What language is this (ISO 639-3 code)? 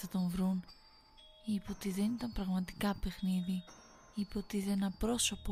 ell